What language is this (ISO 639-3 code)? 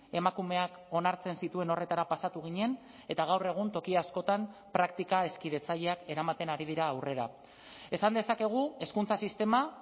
eus